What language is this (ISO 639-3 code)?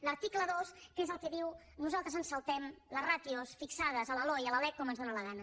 cat